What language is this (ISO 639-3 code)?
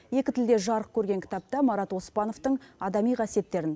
kaz